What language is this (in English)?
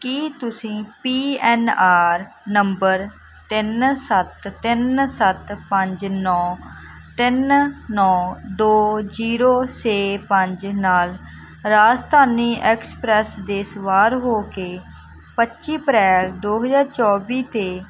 Punjabi